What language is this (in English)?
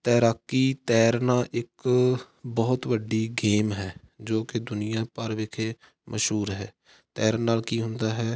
Punjabi